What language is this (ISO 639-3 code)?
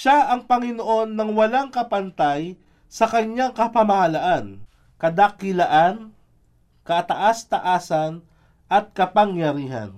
fil